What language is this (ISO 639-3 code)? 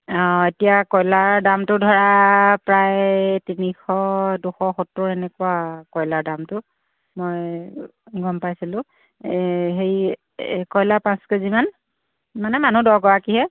asm